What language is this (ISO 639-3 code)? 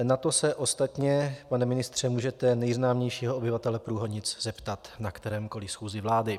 ces